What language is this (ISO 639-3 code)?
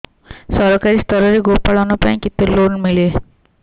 ori